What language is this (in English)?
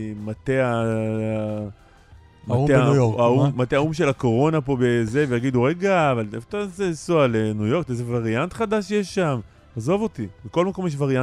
Hebrew